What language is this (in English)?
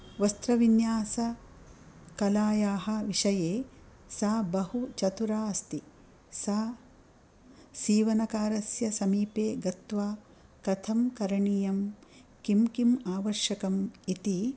Sanskrit